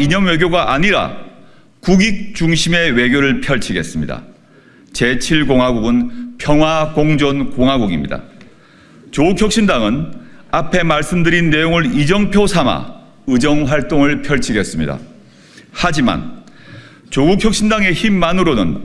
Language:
Korean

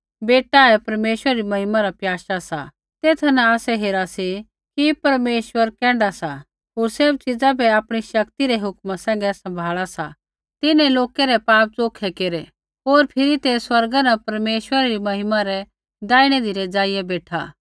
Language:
Kullu Pahari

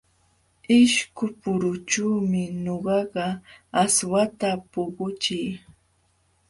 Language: Jauja Wanca Quechua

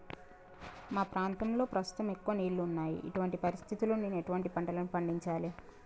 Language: Telugu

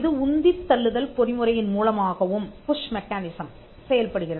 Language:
Tamil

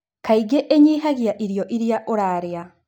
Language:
Kikuyu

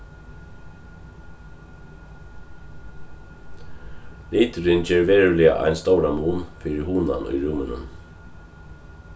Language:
Faroese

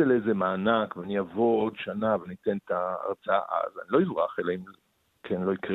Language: Hebrew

